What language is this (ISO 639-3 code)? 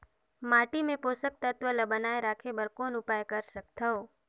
hne